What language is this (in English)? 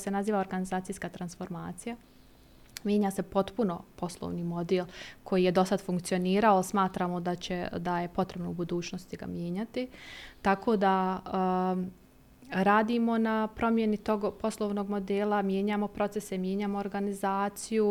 Croatian